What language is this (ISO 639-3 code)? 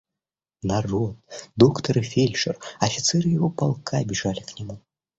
rus